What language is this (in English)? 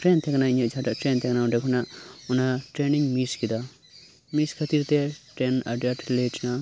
Santali